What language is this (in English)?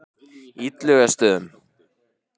Icelandic